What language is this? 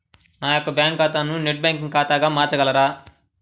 Telugu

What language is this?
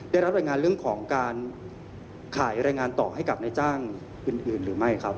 Thai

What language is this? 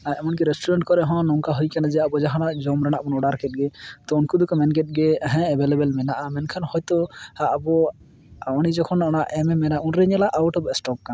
Santali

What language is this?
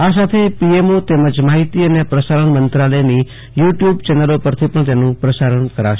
Gujarati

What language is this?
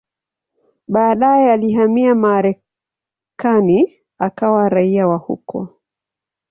Swahili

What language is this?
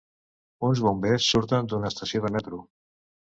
Catalan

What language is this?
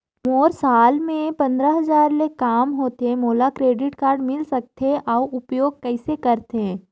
Chhattisgarhi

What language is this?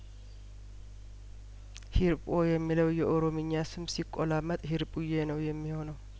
Amharic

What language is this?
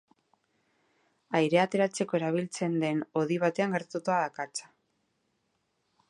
Basque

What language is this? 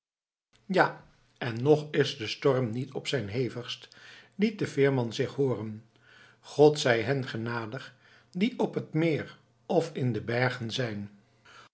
Dutch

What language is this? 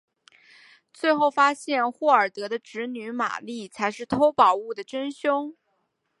Chinese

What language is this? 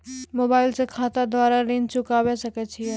Maithili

